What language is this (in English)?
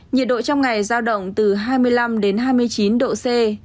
Vietnamese